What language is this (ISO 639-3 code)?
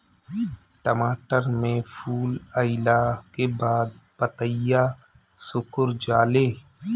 bho